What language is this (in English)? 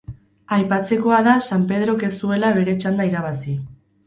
Basque